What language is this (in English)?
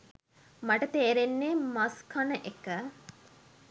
Sinhala